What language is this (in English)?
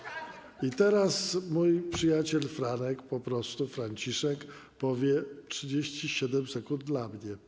Polish